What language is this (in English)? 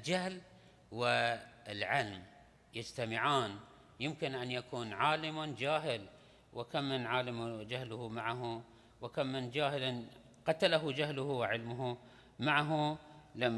Arabic